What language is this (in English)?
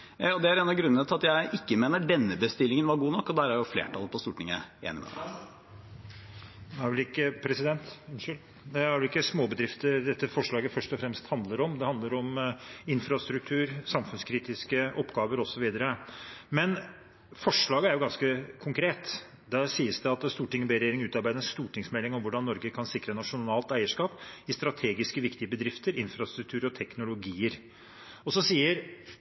Norwegian Bokmål